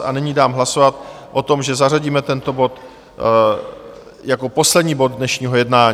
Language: Czech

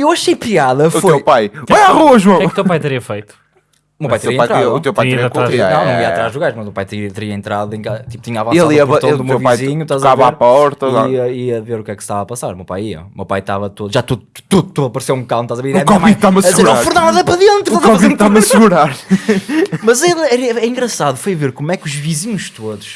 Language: Portuguese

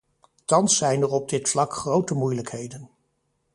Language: Dutch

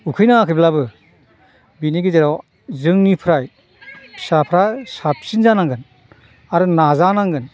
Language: Bodo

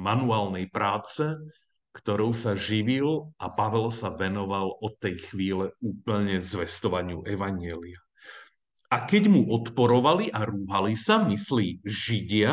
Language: Slovak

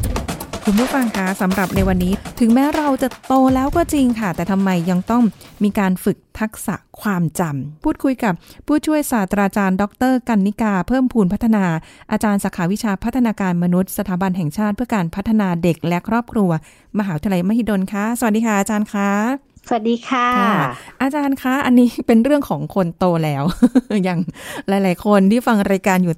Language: Thai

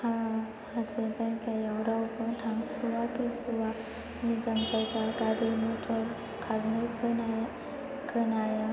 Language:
Bodo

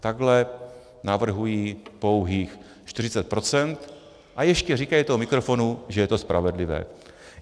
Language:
Czech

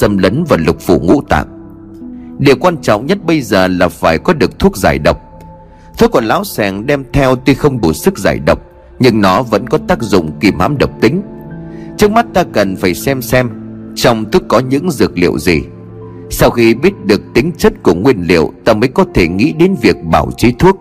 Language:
Vietnamese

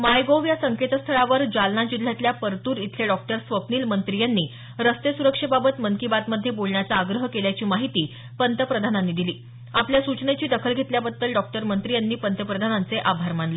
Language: Marathi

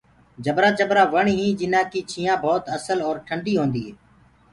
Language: Gurgula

